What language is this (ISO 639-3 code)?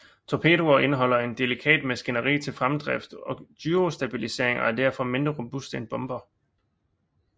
dan